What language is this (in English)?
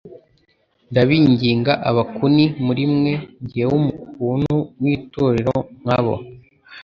Kinyarwanda